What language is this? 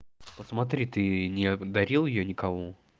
Russian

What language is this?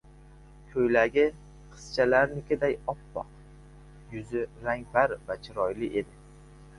Uzbek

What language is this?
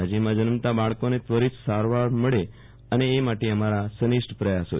Gujarati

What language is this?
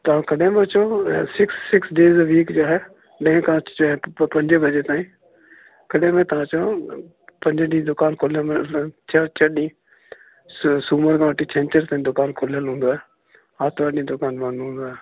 Sindhi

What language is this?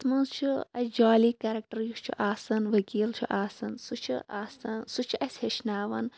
Kashmiri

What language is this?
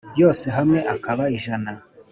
Kinyarwanda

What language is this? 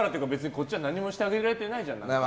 Japanese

